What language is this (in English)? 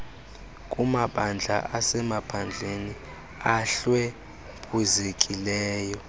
Xhosa